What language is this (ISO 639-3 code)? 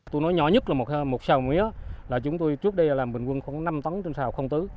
vie